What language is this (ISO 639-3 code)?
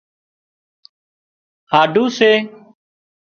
kxp